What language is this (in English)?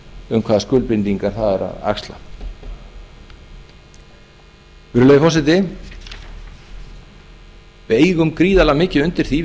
Icelandic